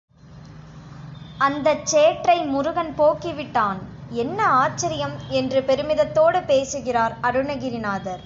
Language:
Tamil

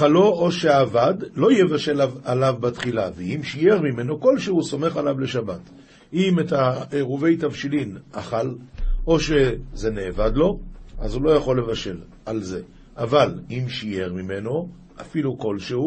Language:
Hebrew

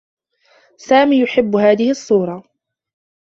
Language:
Arabic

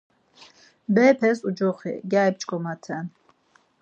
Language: Laz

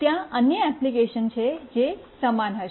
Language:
Gujarati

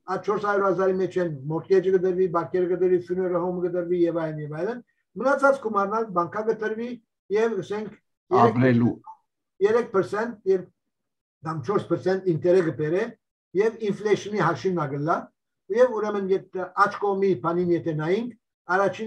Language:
Turkish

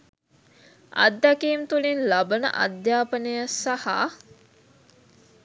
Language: Sinhala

